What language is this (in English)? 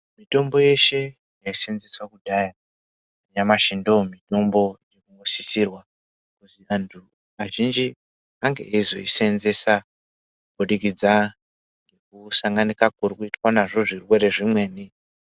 Ndau